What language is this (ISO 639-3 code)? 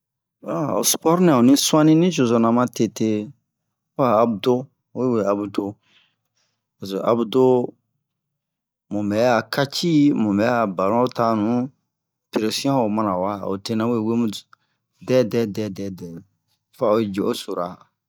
bmq